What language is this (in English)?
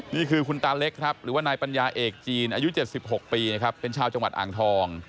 Thai